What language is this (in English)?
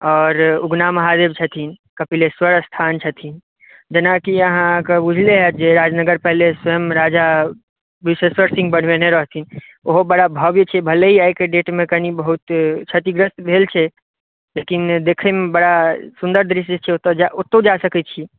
Maithili